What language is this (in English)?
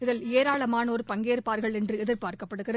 Tamil